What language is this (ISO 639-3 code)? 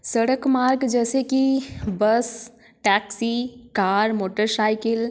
hin